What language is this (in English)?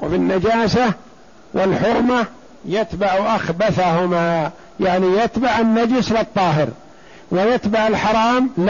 Arabic